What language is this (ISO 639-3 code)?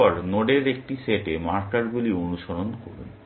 ben